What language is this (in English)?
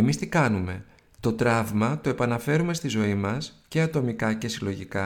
Greek